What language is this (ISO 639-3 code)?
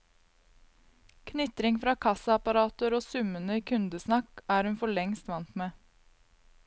nor